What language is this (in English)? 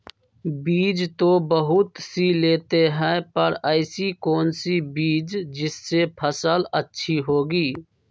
Magahi